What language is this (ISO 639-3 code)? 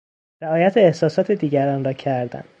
fas